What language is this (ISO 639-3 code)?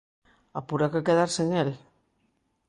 glg